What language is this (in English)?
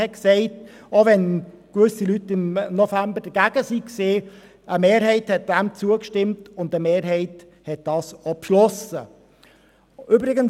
Swiss German